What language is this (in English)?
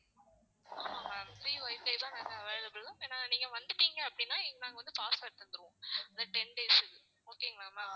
Tamil